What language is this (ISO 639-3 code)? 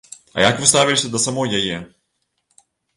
bel